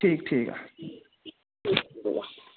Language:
Dogri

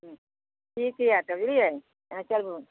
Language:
Maithili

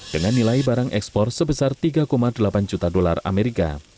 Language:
Indonesian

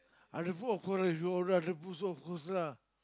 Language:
English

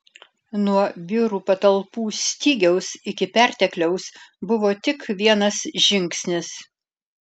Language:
Lithuanian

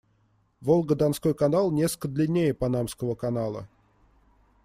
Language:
Russian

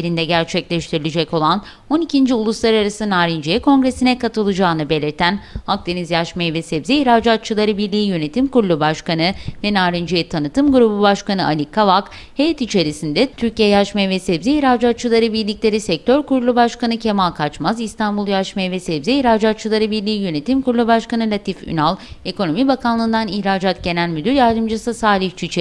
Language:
Turkish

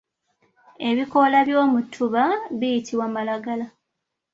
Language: Ganda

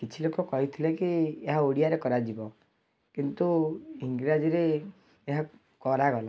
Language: Odia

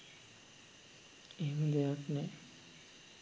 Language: Sinhala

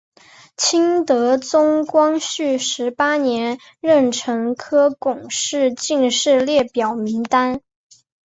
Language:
Chinese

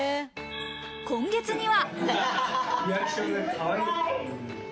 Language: Japanese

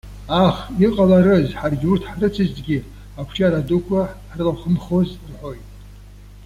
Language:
Abkhazian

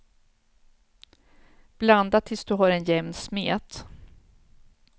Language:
Swedish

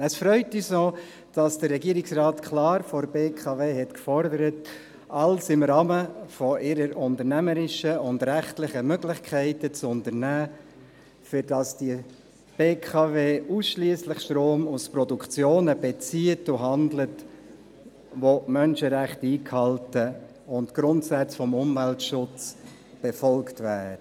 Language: Swiss German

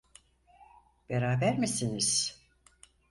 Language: Turkish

